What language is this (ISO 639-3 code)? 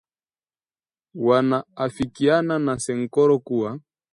swa